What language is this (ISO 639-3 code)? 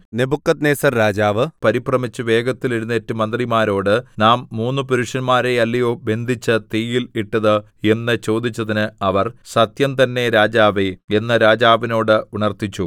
mal